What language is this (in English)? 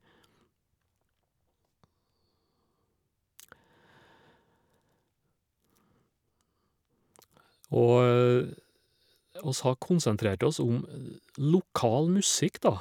Norwegian